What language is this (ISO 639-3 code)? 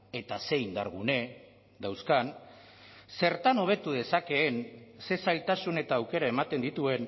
eus